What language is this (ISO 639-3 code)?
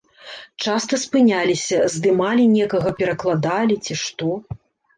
bel